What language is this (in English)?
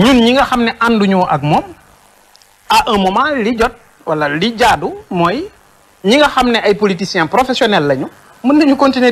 French